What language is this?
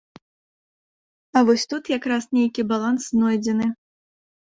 Belarusian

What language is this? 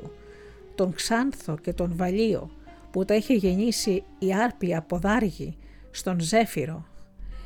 Greek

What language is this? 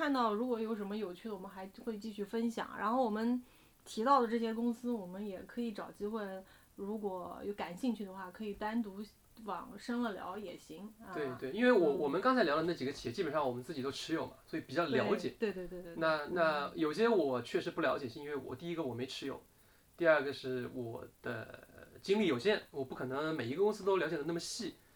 Chinese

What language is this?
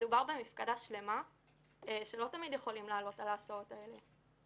Hebrew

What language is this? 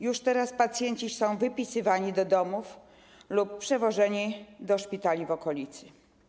Polish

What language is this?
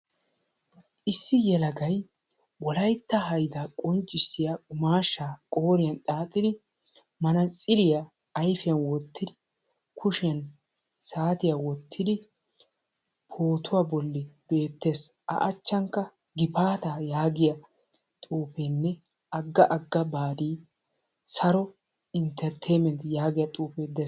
Wolaytta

